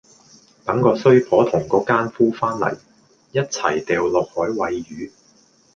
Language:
Cantonese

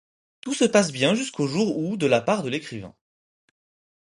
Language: French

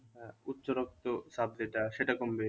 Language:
Bangla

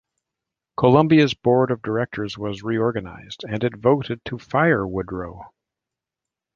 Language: English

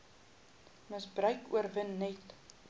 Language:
Afrikaans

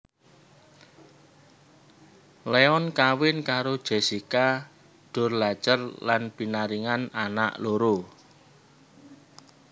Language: Javanese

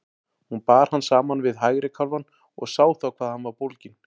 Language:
Icelandic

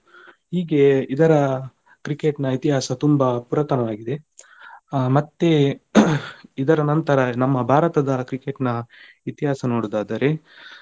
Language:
Kannada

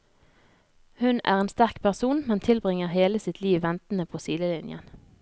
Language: Norwegian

